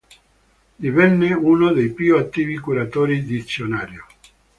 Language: Italian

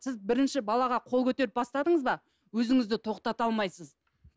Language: Kazakh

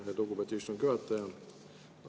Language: Estonian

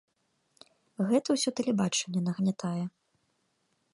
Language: Belarusian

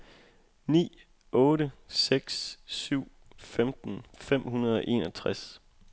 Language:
Danish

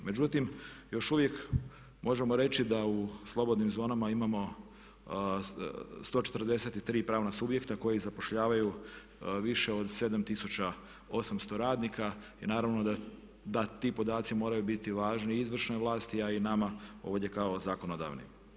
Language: Croatian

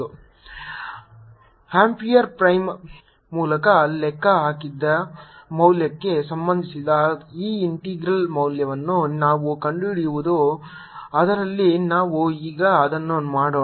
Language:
Kannada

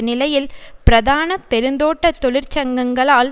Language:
Tamil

